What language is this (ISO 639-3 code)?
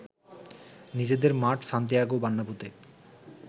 ben